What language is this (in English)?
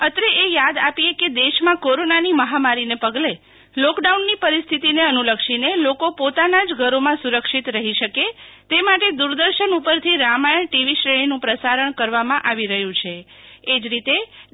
Gujarati